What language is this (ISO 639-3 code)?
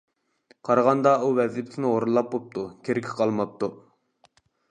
uig